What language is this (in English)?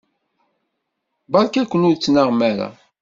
Kabyle